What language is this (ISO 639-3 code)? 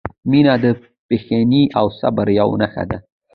pus